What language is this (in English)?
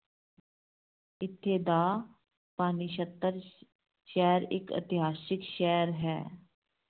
Punjabi